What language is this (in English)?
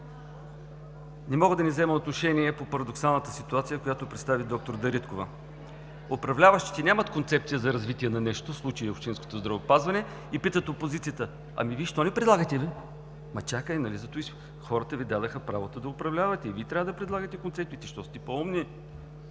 Bulgarian